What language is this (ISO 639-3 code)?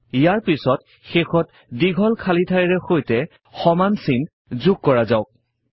asm